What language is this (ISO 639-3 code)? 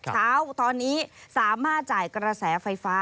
tha